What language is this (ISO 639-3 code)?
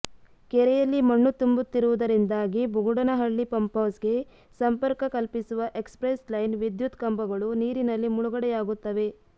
kan